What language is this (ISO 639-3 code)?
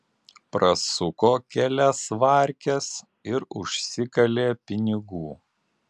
lit